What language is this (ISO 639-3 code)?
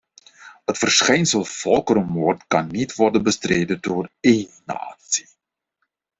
nld